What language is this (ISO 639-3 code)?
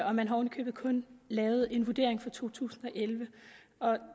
dan